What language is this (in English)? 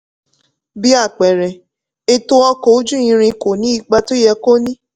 Yoruba